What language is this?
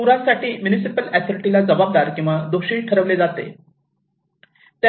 Marathi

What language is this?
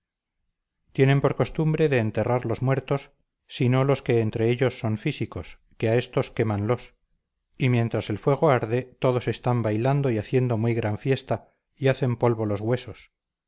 Spanish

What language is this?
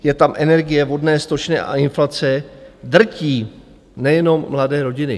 Czech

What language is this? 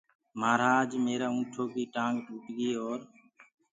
Gurgula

